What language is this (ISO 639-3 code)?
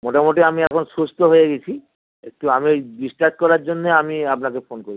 ben